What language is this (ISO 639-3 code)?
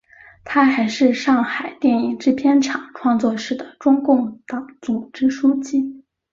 zho